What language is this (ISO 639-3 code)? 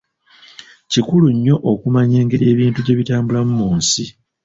lug